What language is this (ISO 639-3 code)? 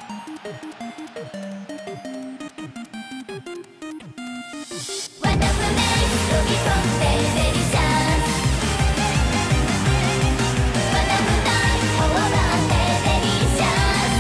jpn